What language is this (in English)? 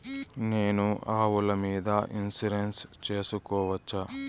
Telugu